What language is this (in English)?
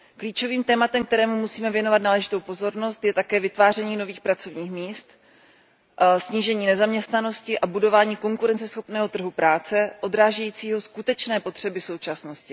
Czech